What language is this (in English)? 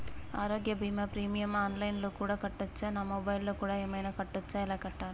Telugu